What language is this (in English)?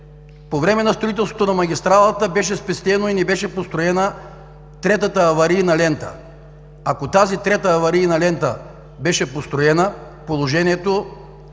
Bulgarian